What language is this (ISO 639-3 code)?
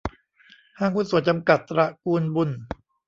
tha